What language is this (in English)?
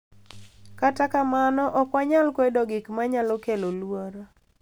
Luo (Kenya and Tanzania)